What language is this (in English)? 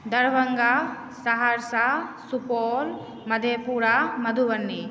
Maithili